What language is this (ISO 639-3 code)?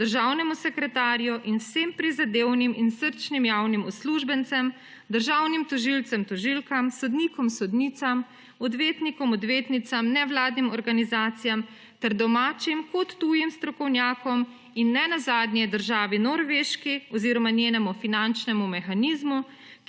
slv